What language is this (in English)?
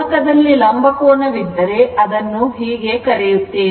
Kannada